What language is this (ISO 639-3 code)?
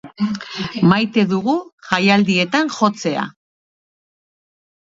eus